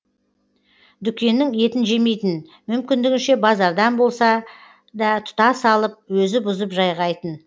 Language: Kazakh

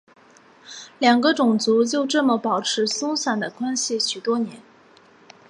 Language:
Chinese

